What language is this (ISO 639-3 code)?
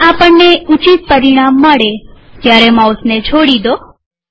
guj